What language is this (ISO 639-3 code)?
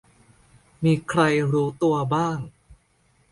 tha